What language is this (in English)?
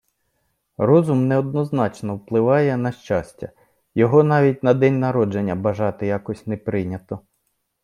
Ukrainian